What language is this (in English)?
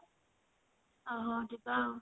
Odia